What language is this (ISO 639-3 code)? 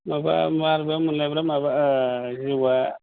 brx